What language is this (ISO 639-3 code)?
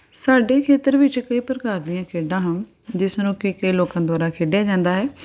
pan